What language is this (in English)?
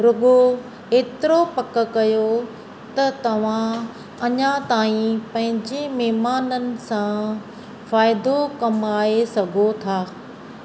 Sindhi